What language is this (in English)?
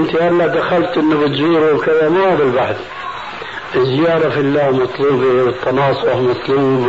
Arabic